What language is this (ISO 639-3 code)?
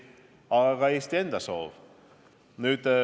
est